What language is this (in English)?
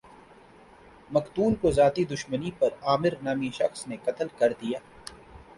Urdu